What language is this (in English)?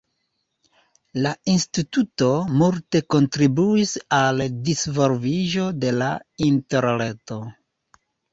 Esperanto